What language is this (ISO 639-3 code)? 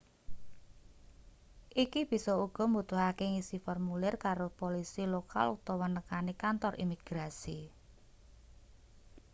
jav